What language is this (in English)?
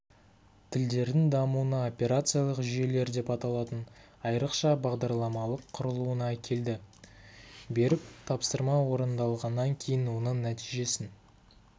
Kazakh